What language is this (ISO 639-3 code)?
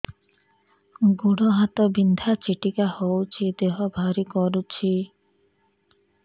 ori